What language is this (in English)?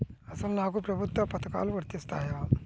Telugu